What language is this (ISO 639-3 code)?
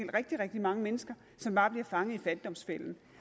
dan